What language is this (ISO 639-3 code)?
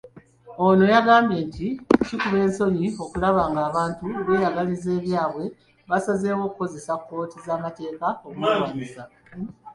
lug